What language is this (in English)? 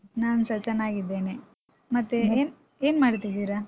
Kannada